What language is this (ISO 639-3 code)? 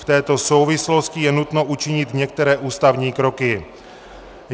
ces